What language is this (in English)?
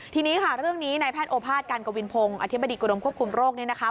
Thai